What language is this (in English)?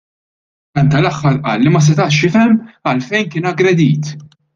Maltese